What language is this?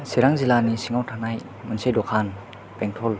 Bodo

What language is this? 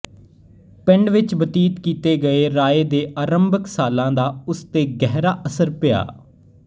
Punjabi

